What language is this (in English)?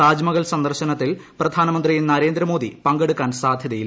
Malayalam